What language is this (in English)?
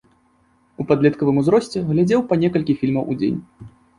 Belarusian